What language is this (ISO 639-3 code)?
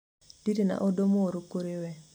kik